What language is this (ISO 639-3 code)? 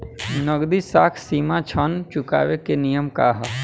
bho